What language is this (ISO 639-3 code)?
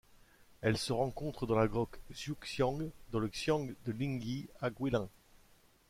fra